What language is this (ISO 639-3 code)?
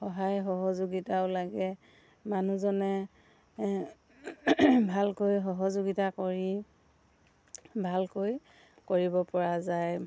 asm